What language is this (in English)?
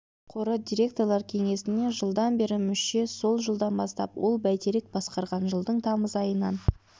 Kazakh